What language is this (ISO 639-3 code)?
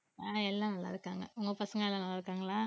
tam